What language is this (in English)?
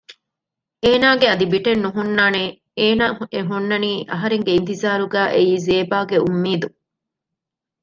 Divehi